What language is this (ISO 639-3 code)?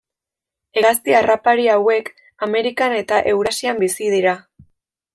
eus